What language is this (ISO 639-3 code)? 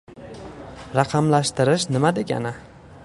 uzb